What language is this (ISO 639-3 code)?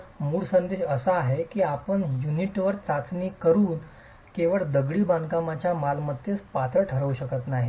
mar